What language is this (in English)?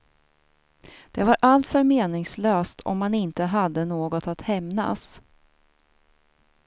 Swedish